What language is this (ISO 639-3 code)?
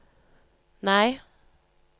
nor